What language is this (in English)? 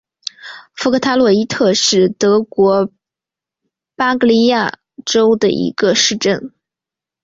Chinese